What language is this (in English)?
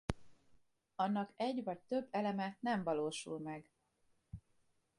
Hungarian